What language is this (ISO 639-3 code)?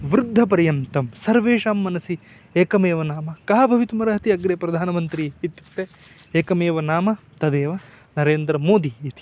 san